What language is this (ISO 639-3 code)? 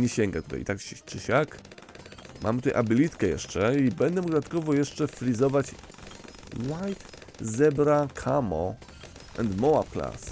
pol